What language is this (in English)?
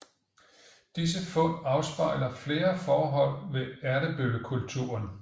Danish